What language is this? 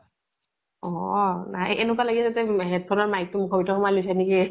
Assamese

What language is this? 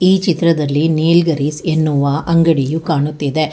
Kannada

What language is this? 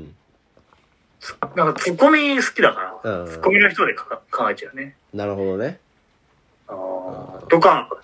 Japanese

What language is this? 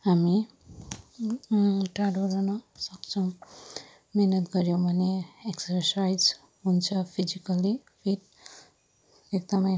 Nepali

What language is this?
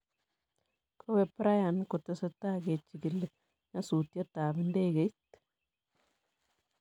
Kalenjin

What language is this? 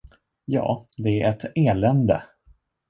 Swedish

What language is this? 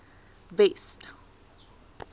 Afrikaans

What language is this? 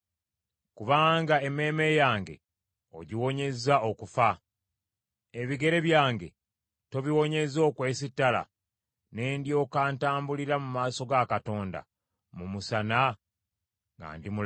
Ganda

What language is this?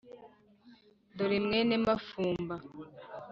Kinyarwanda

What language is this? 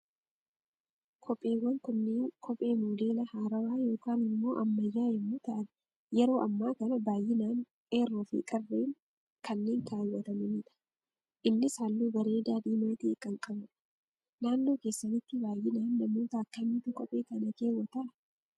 Oromo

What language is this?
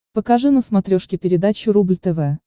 Russian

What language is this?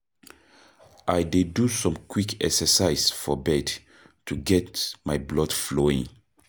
Nigerian Pidgin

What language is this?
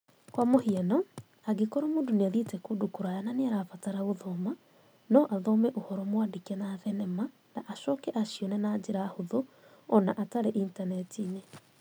Kikuyu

